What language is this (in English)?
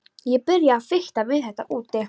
Icelandic